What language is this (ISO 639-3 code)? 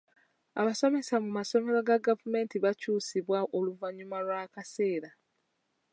lug